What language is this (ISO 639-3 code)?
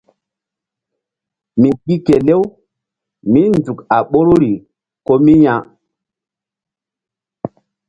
mdd